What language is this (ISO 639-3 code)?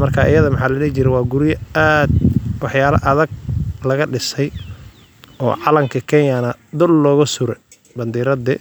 som